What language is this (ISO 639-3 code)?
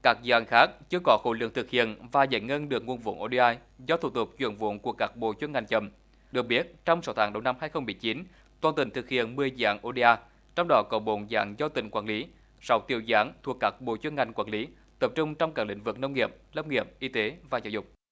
vie